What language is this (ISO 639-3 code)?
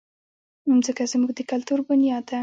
pus